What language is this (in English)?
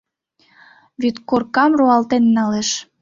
Mari